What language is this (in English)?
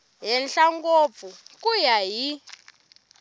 Tsonga